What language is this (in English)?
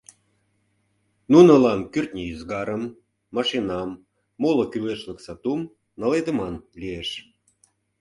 Mari